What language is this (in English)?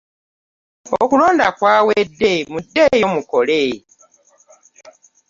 Ganda